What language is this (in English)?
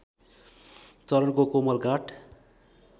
Nepali